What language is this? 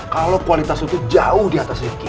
Indonesian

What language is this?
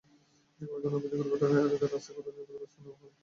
Bangla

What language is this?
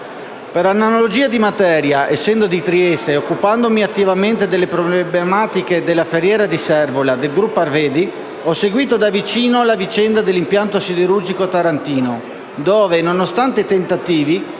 Italian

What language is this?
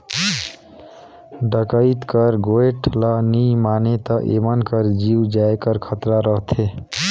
Chhattisgarhi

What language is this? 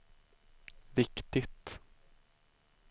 Swedish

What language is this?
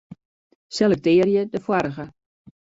Western Frisian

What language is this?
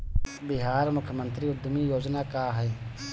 Bhojpuri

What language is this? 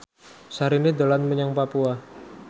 Javanese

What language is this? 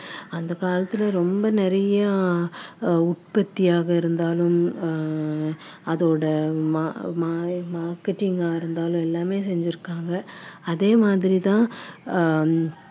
Tamil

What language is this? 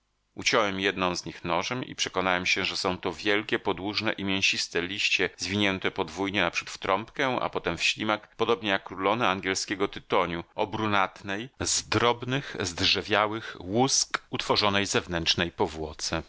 Polish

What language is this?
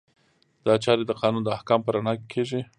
Pashto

